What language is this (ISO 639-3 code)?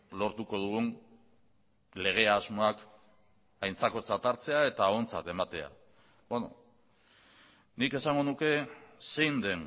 eus